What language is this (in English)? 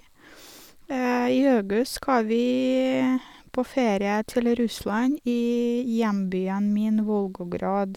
Norwegian